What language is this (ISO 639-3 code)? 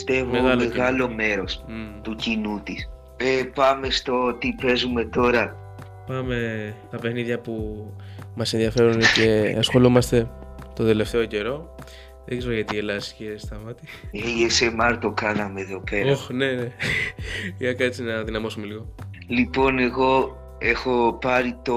ell